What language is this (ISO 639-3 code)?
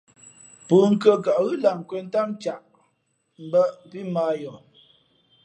fmp